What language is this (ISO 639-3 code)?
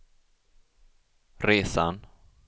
swe